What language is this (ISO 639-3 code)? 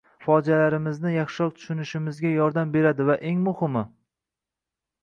uzb